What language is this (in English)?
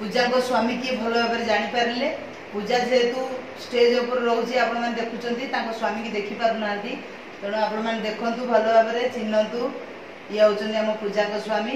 Indonesian